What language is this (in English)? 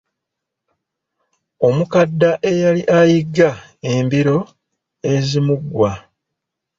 Ganda